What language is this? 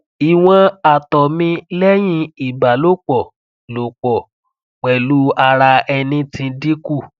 Yoruba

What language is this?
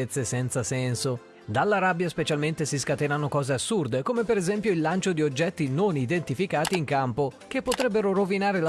Italian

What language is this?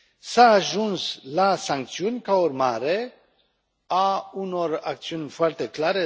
Romanian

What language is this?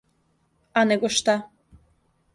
Serbian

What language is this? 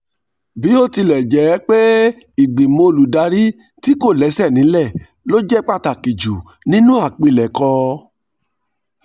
Yoruba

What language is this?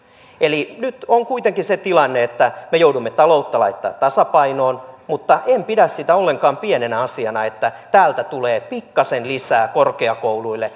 Finnish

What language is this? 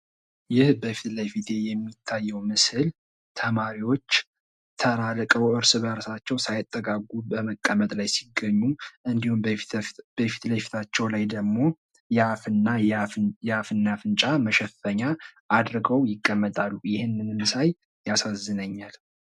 Amharic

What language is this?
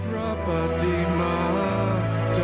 Thai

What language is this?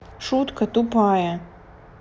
Russian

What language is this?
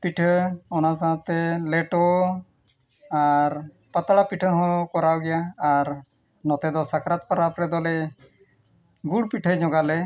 Santali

